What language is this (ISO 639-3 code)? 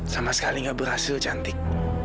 ind